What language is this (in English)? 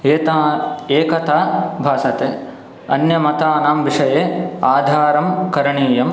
Sanskrit